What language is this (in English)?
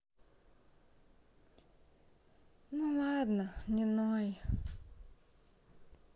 Russian